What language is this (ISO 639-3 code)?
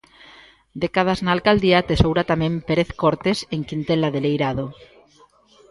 glg